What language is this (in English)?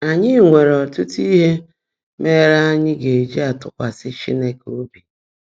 Igbo